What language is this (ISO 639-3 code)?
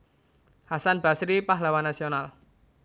jav